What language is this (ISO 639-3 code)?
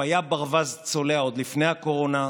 heb